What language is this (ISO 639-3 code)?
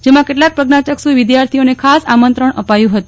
guj